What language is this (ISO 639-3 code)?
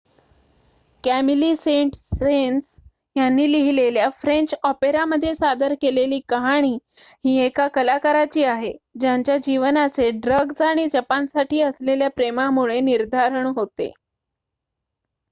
mar